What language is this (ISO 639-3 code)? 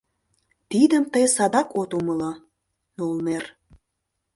chm